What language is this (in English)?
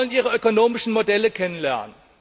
German